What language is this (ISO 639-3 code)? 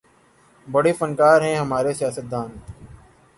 urd